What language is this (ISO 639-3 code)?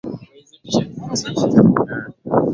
swa